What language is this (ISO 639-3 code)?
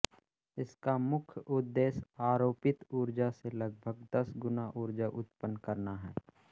hin